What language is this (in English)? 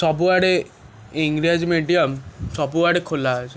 Odia